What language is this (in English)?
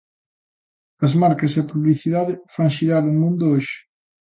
Galician